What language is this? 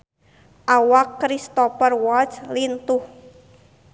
Sundanese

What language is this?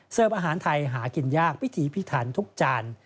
Thai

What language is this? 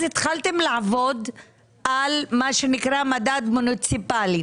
Hebrew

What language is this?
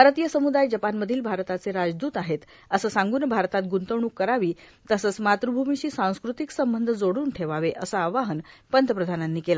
Marathi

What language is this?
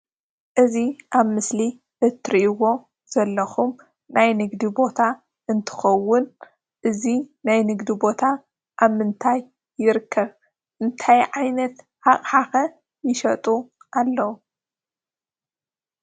Tigrinya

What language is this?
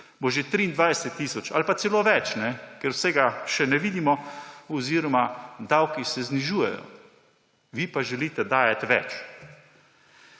Slovenian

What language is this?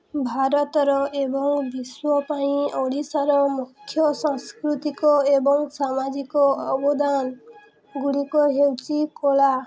Odia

